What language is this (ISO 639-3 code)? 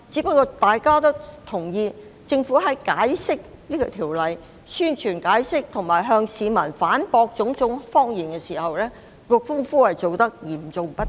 yue